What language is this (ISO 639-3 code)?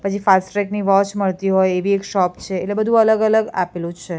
guj